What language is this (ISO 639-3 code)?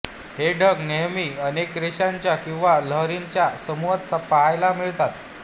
mar